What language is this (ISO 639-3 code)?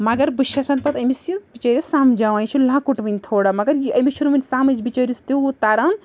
kas